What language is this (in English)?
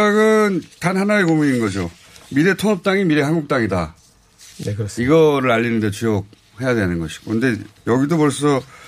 Korean